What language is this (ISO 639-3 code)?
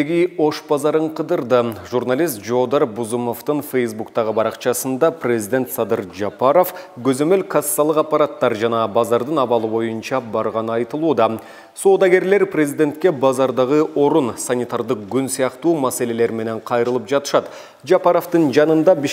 tur